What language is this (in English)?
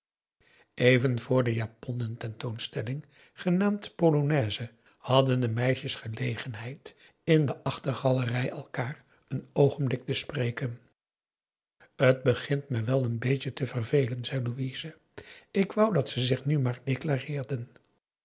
Dutch